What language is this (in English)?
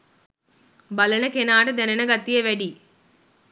Sinhala